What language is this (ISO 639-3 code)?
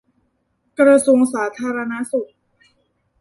tha